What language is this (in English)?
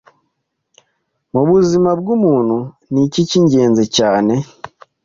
Kinyarwanda